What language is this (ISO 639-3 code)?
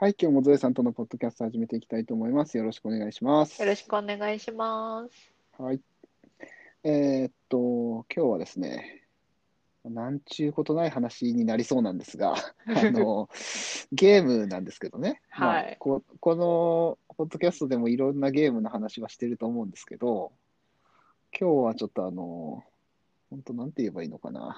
jpn